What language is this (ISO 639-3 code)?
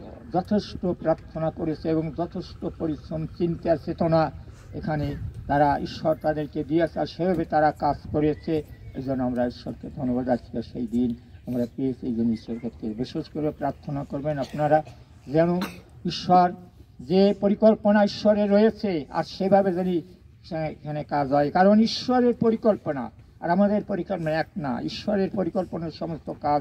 ron